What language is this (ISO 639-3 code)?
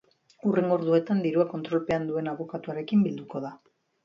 eus